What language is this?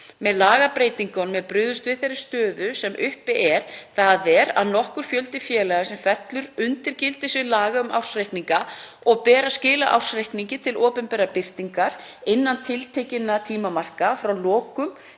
Icelandic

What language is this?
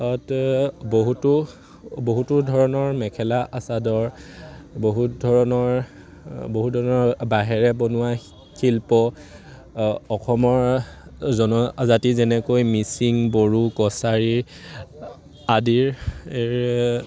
Assamese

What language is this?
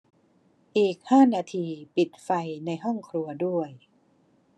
Thai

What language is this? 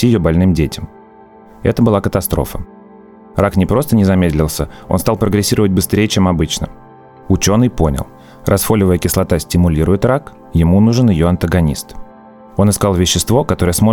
Russian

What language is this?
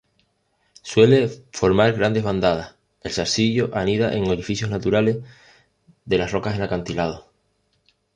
Spanish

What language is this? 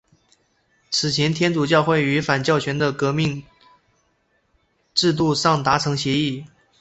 Chinese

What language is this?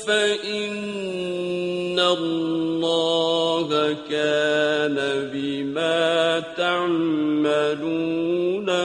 Arabic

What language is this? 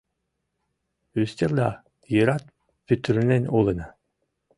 Mari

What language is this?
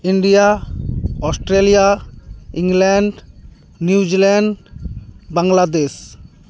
Santali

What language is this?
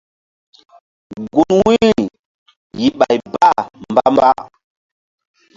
Mbum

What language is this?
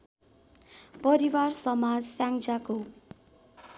Nepali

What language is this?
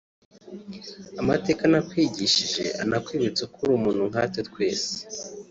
Kinyarwanda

